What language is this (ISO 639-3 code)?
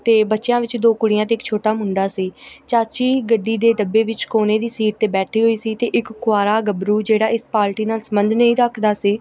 pan